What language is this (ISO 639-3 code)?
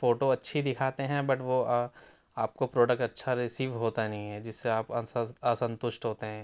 urd